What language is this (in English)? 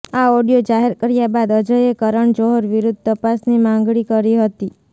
Gujarati